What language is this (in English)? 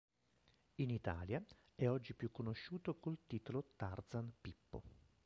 Italian